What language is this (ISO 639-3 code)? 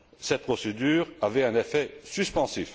fra